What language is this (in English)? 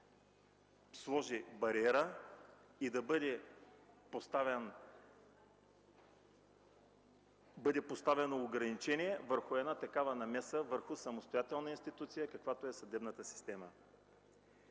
Bulgarian